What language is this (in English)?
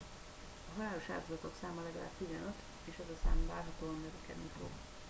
Hungarian